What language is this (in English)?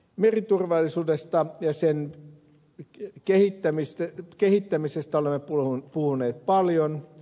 Finnish